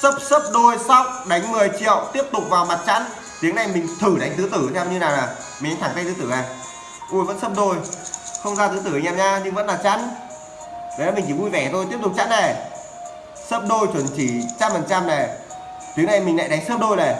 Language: Vietnamese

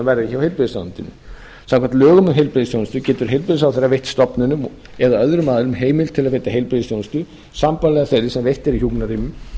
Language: Icelandic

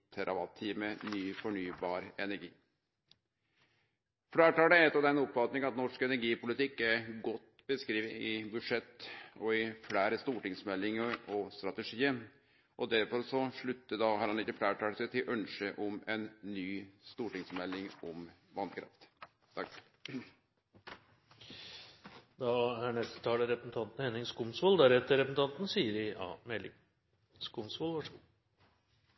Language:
Norwegian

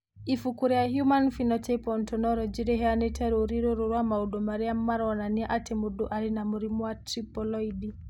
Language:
Kikuyu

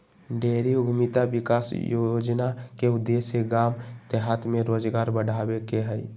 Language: Magahi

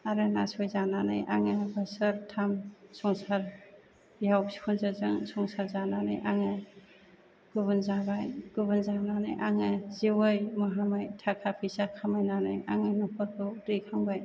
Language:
Bodo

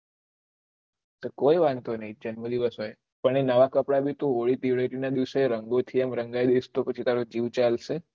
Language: Gujarati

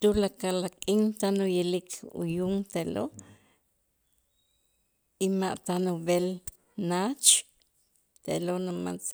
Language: Itzá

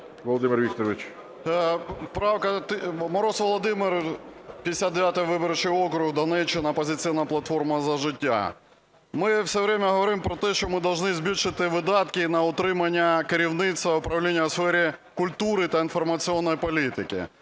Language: Ukrainian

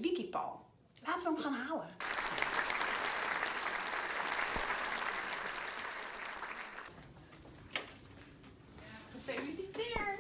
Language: Dutch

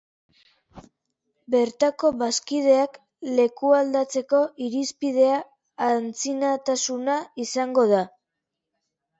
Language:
Basque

